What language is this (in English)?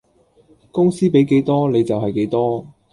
Cantonese